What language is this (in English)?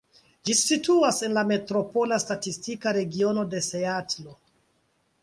Esperanto